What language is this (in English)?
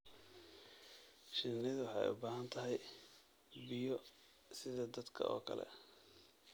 Somali